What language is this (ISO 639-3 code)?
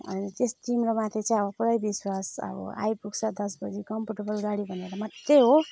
nep